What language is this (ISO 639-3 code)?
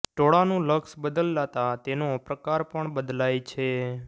guj